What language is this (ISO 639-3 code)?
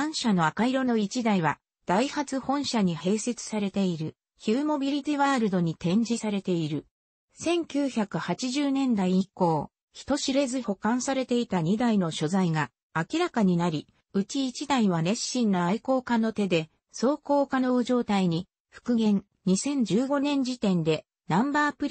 jpn